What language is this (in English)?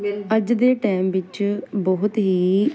Punjabi